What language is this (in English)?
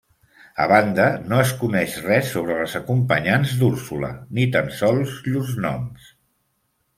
Catalan